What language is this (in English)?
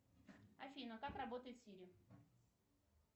Russian